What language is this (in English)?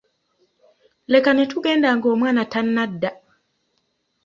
Ganda